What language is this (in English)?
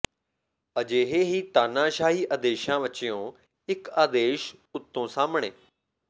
Punjabi